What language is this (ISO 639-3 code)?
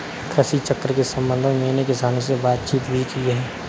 hin